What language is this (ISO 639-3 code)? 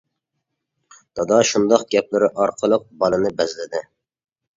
uig